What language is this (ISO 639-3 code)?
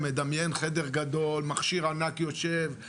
heb